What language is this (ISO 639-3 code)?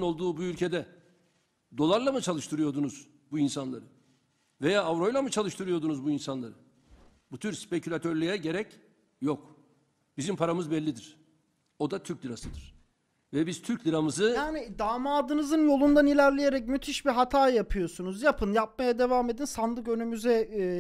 tur